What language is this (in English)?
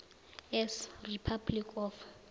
South Ndebele